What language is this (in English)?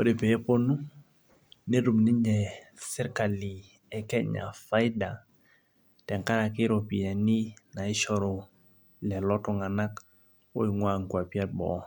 Masai